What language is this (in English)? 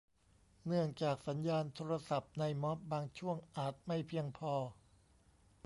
Thai